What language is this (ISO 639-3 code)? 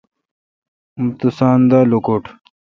xka